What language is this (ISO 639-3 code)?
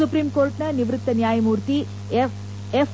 kan